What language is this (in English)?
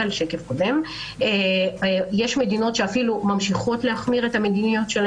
Hebrew